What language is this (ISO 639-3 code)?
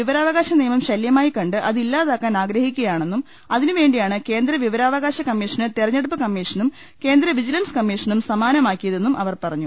mal